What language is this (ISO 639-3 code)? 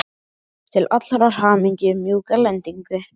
isl